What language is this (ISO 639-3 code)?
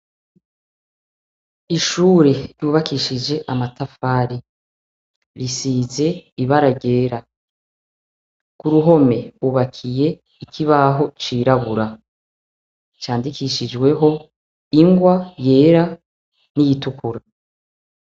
run